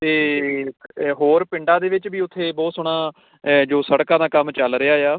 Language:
Punjabi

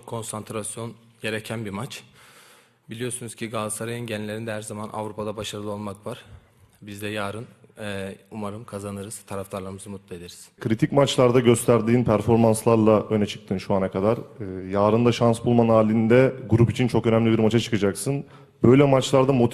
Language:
Turkish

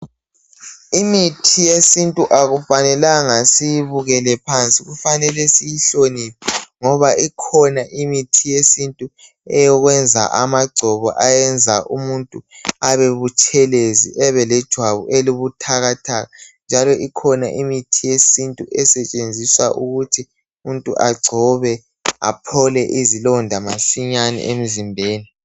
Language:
North Ndebele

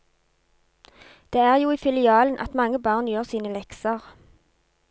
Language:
Norwegian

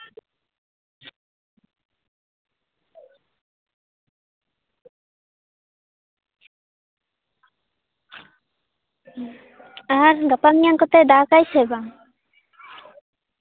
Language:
Santali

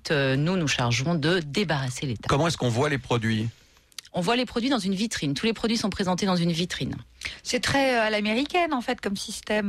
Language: French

